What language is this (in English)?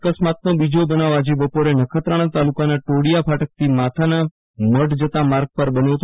Gujarati